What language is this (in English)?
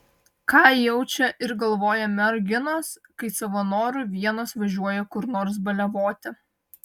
Lithuanian